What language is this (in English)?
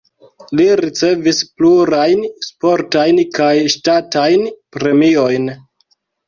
Esperanto